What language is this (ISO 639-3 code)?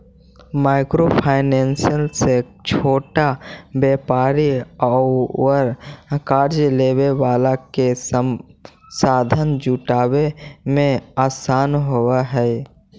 mag